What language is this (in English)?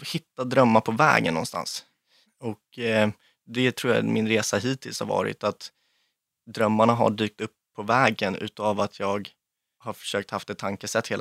Swedish